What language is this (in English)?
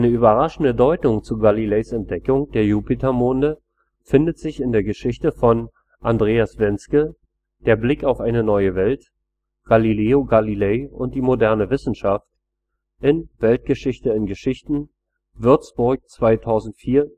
German